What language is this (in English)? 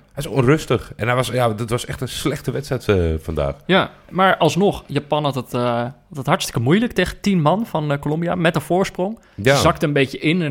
Dutch